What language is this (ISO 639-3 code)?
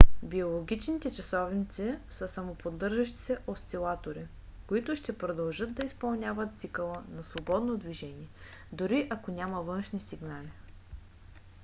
bul